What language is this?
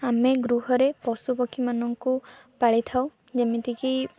Odia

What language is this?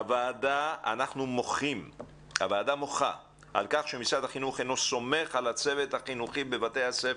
Hebrew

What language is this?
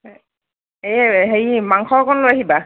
Assamese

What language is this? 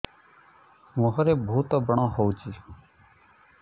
Odia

